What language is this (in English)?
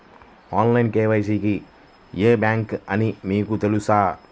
Telugu